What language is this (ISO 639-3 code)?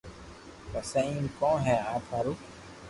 lrk